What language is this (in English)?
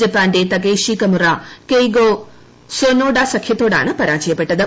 Malayalam